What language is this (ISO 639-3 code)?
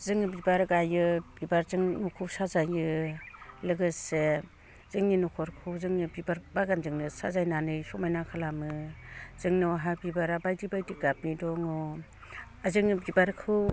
brx